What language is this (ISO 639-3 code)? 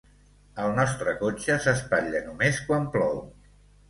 cat